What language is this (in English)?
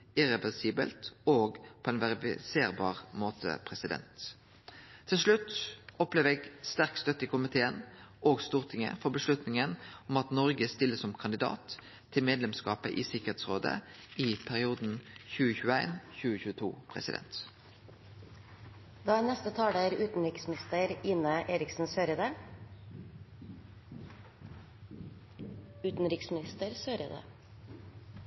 Norwegian Nynorsk